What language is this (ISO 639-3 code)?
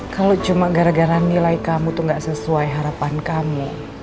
ind